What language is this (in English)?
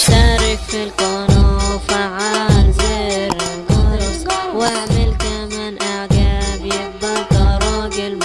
Arabic